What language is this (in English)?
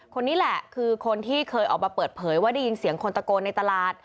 Thai